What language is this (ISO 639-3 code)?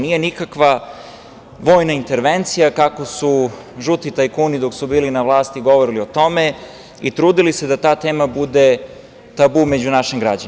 srp